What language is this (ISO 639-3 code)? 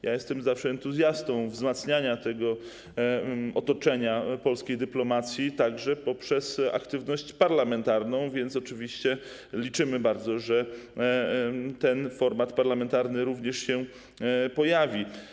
pol